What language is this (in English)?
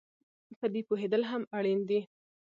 Pashto